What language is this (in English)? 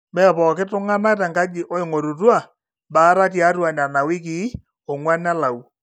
Masai